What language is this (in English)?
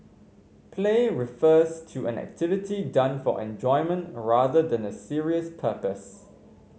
English